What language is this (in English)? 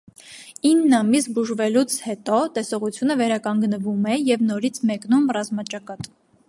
Armenian